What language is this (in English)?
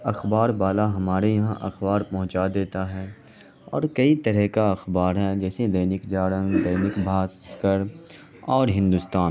Urdu